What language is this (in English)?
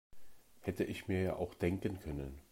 German